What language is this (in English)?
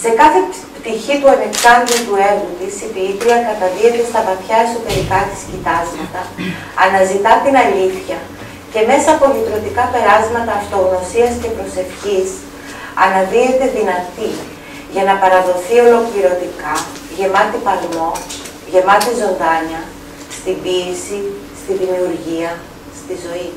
Greek